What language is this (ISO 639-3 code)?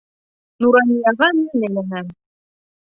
bak